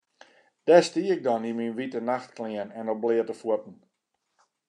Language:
Western Frisian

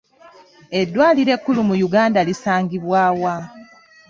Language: Ganda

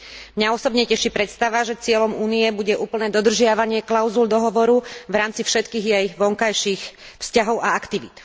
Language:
Slovak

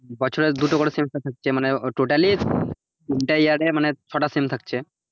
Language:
Bangla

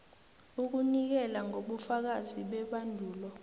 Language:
South Ndebele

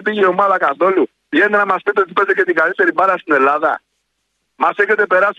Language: Greek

